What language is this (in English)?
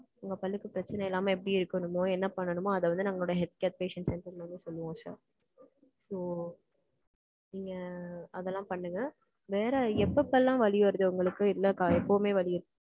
Tamil